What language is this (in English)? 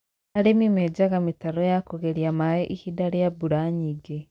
Kikuyu